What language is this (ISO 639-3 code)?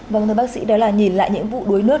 vie